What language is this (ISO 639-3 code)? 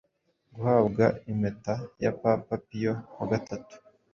kin